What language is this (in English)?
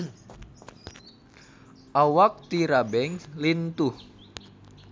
Sundanese